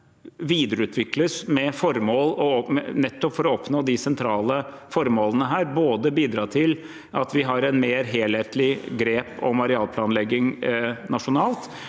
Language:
Norwegian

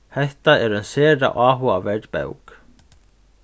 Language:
Faroese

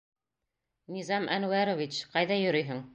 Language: Bashkir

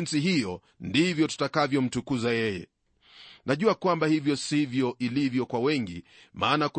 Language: Swahili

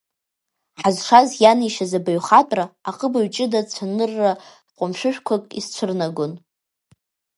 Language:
Abkhazian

